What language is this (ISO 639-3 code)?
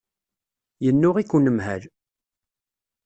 kab